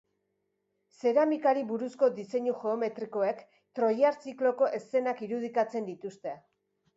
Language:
Basque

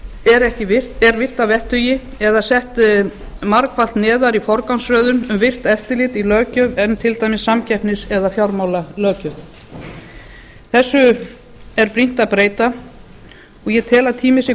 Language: Icelandic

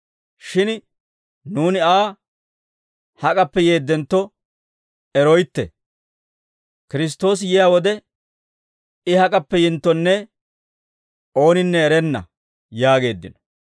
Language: Dawro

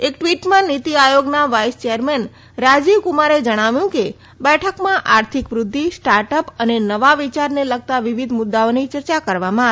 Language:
Gujarati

